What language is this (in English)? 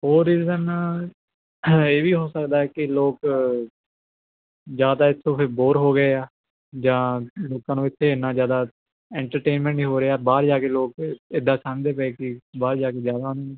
Punjabi